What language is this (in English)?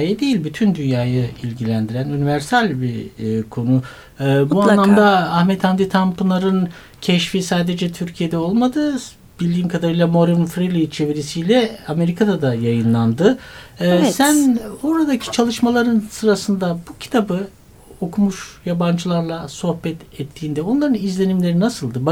Turkish